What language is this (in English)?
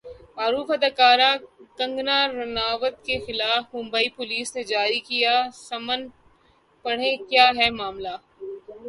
Urdu